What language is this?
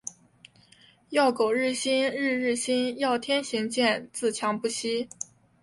Chinese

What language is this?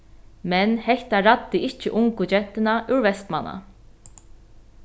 Faroese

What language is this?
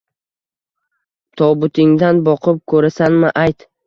Uzbek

